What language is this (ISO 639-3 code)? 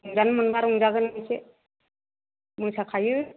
brx